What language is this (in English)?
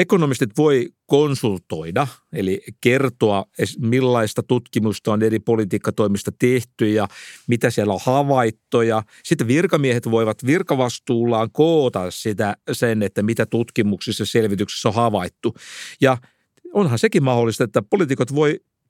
Finnish